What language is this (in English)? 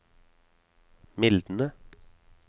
Norwegian